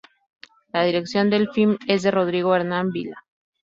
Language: Spanish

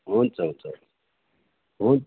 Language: Nepali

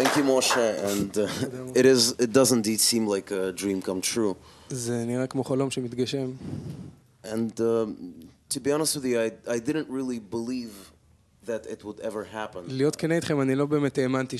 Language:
Hebrew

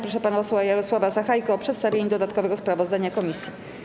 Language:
Polish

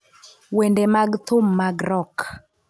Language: Luo (Kenya and Tanzania)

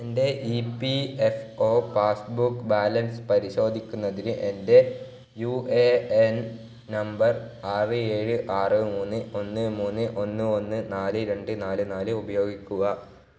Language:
Malayalam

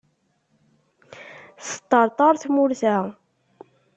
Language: Kabyle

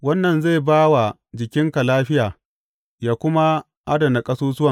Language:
Hausa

